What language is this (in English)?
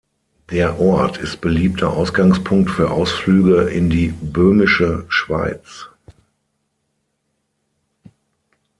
German